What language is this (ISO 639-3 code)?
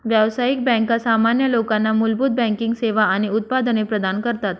mar